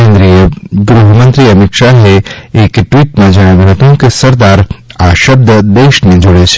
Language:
Gujarati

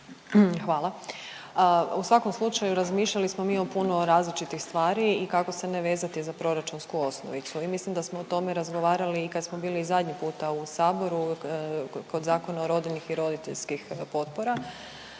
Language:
Croatian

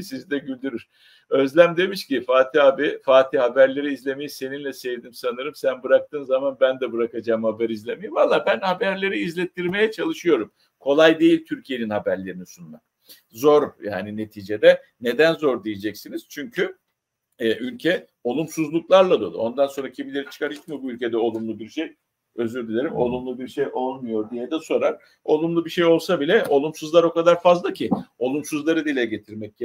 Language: Turkish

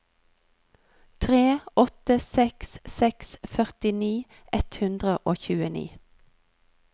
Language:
Norwegian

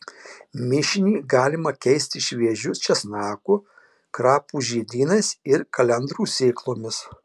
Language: Lithuanian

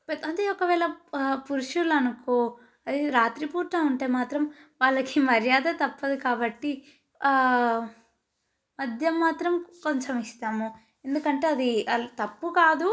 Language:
Telugu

